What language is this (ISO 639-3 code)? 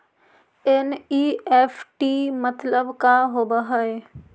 mag